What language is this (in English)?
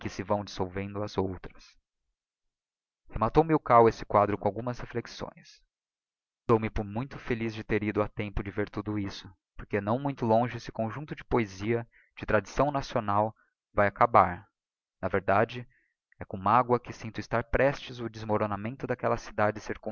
Portuguese